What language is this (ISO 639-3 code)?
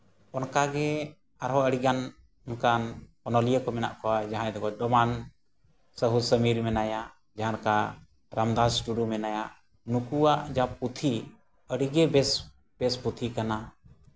sat